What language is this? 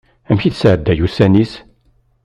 Kabyle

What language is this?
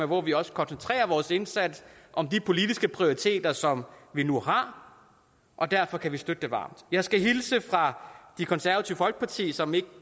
Danish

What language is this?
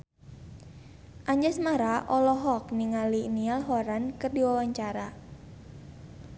Sundanese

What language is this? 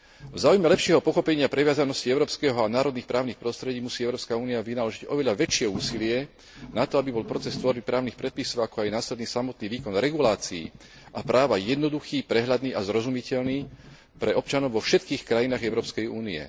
Slovak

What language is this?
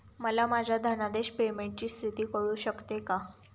Marathi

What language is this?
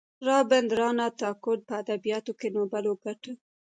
Pashto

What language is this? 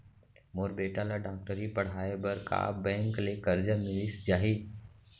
Chhattisgarhi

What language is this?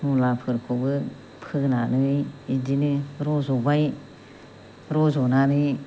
Bodo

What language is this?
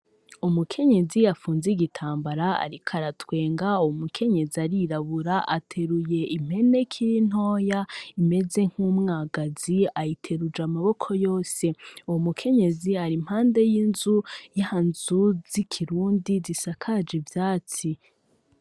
Rundi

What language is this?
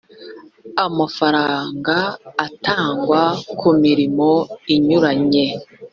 Kinyarwanda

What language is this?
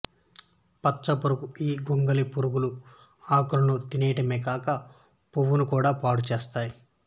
Telugu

